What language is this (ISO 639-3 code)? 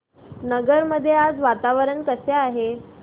mar